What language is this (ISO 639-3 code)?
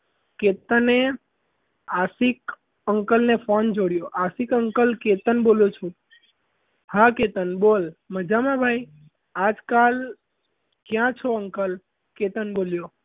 guj